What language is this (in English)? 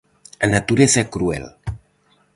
Galician